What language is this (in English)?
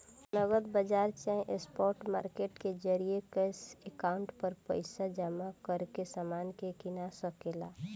Bhojpuri